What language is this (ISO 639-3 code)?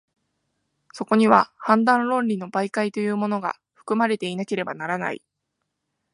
jpn